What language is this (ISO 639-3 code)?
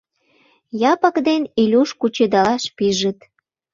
chm